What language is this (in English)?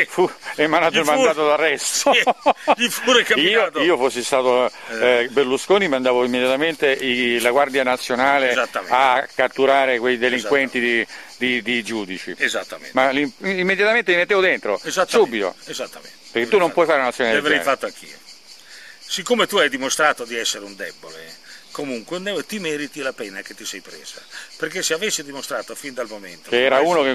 Italian